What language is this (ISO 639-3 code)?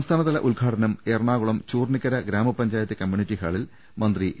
mal